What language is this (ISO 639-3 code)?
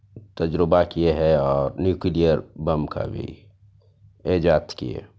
urd